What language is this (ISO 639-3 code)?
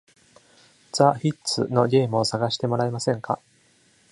jpn